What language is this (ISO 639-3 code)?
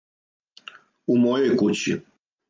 srp